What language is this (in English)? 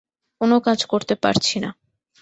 Bangla